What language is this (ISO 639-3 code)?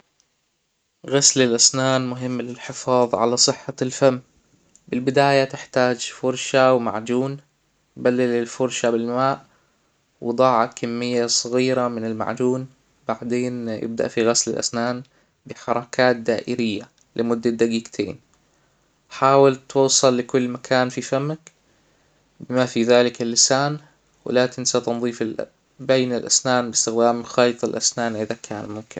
acw